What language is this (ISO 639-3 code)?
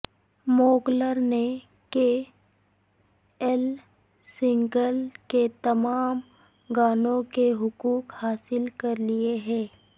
urd